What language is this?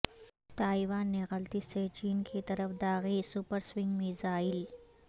Urdu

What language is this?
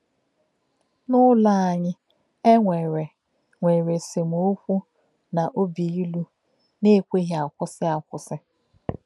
Igbo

